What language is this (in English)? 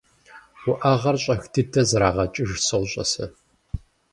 Kabardian